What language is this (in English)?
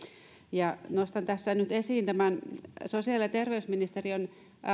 Finnish